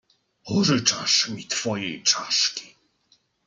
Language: Polish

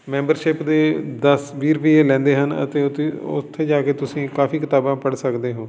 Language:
Punjabi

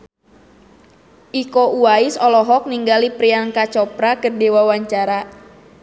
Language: Sundanese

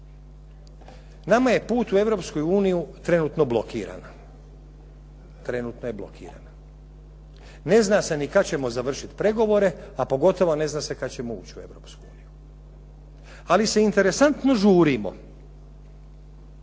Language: Croatian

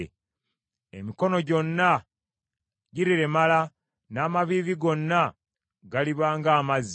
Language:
Ganda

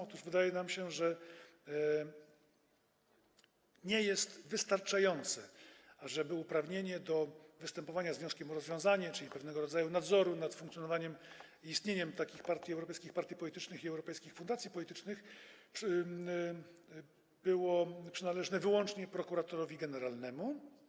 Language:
Polish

